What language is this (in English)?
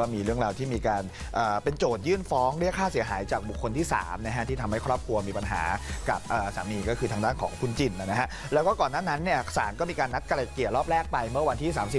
Thai